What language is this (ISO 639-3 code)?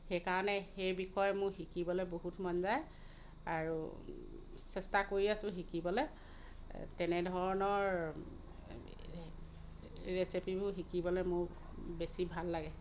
asm